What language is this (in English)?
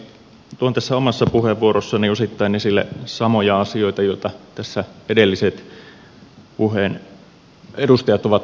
Finnish